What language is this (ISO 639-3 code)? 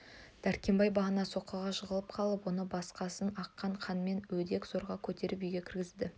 kaz